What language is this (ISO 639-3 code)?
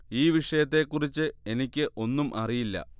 mal